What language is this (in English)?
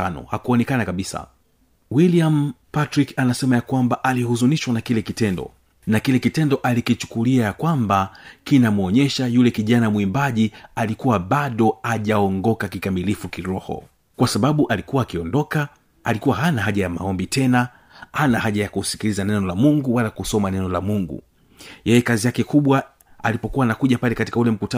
Swahili